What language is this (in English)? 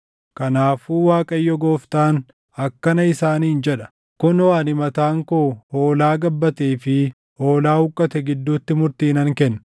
Oromo